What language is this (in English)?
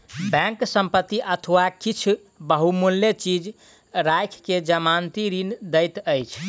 Maithili